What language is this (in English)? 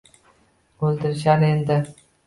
Uzbek